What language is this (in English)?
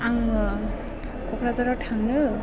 Bodo